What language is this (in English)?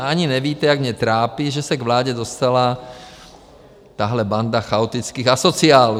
Czech